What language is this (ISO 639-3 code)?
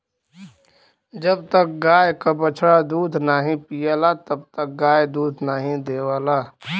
bho